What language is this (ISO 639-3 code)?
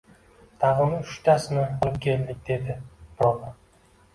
uzb